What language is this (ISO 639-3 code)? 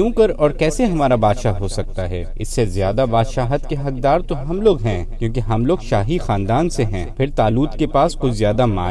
urd